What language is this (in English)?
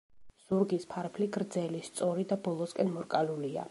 Georgian